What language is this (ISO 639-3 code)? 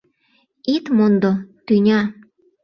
chm